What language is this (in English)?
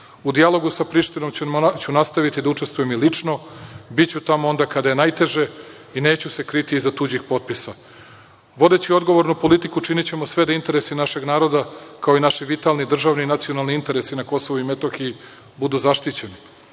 Serbian